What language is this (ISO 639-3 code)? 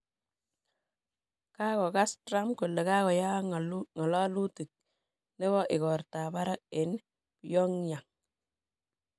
kln